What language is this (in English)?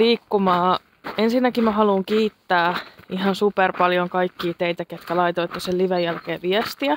Finnish